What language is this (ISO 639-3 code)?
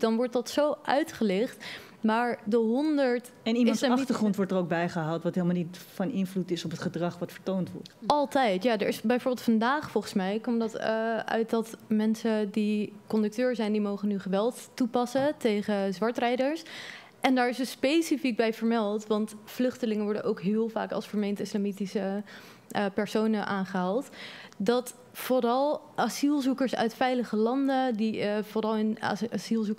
nld